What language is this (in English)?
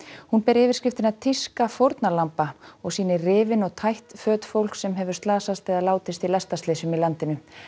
Icelandic